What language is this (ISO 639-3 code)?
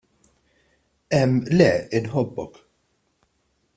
mlt